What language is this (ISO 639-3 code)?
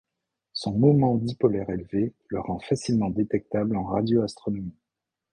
fra